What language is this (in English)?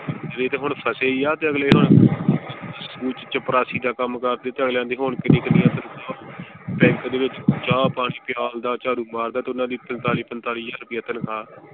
Punjabi